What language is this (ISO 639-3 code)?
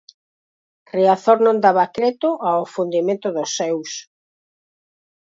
glg